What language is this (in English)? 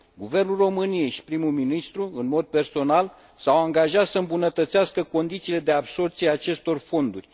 Romanian